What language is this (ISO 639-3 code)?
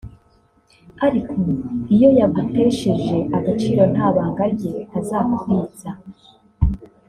kin